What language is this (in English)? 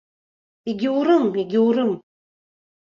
Abkhazian